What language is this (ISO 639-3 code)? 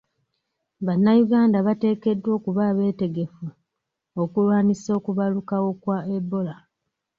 lug